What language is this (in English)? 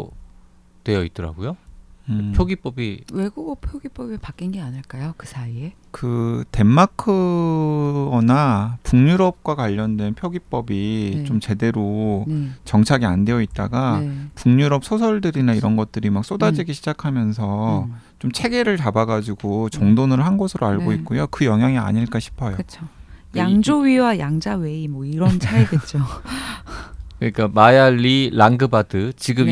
Korean